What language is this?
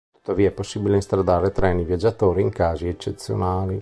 Italian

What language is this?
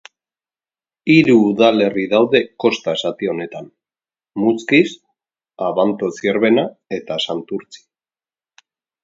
Basque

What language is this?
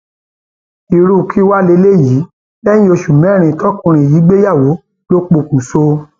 Yoruba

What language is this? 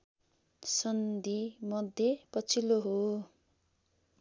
Nepali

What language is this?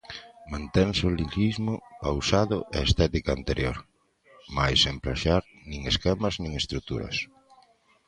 Galician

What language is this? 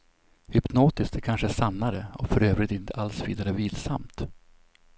Swedish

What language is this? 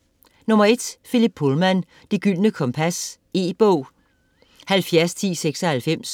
Danish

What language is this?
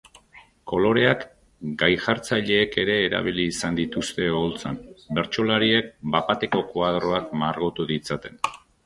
Basque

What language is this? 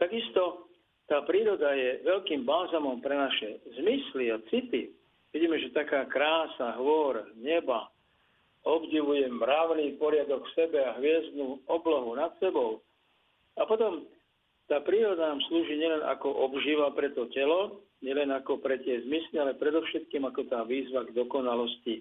Slovak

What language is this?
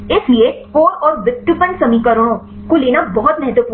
Hindi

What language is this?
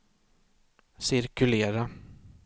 Swedish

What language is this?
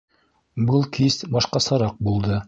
Bashkir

